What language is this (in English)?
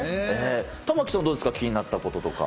Japanese